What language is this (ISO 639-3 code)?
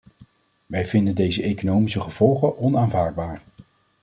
nld